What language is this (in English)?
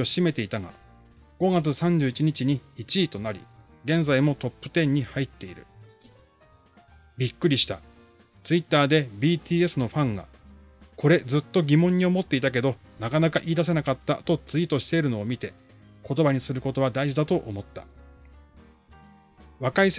Japanese